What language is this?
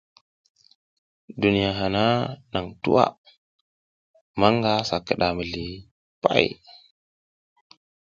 South Giziga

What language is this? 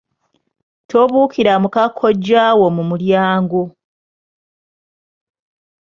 Ganda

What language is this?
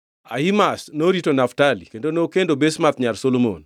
Luo (Kenya and Tanzania)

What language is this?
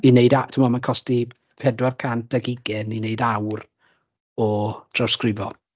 Welsh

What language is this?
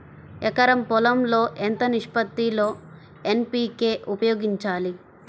Telugu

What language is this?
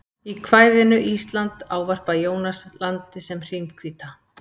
Icelandic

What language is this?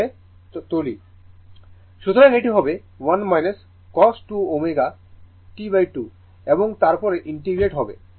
Bangla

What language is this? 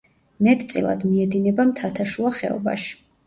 Georgian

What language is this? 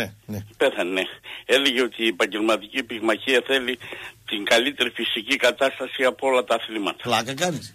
Greek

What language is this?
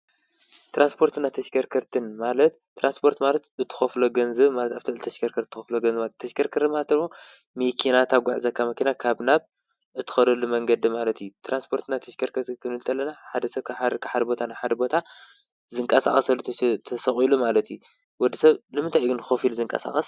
Tigrinya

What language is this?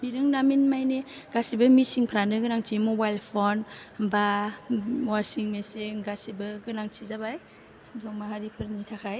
Bodo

